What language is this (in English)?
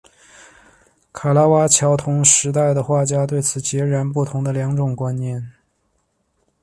Chinese